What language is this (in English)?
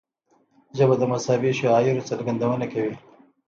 Pashto